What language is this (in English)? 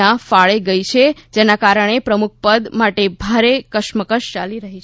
Gujarati